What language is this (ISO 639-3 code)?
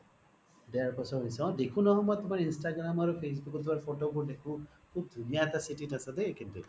asm